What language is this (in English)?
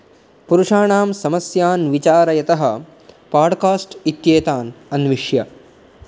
Sanskrit